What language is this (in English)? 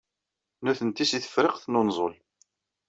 Kabyle